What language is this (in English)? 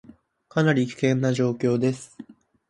Japanese